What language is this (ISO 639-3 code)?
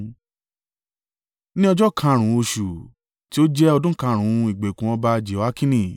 yor